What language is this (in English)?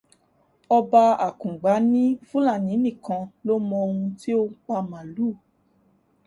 Yoruba